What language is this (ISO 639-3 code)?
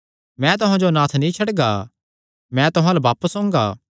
xnr